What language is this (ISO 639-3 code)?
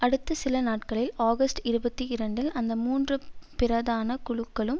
tam